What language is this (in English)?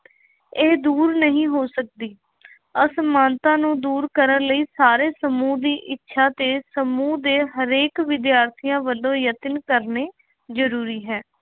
Punjabi